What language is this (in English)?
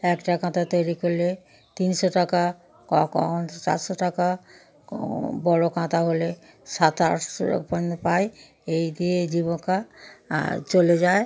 Bangla